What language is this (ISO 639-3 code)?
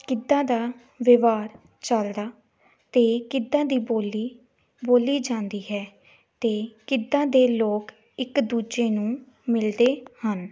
pan